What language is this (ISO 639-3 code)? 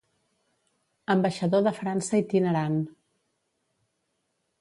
cat